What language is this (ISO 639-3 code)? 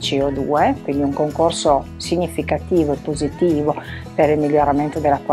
ita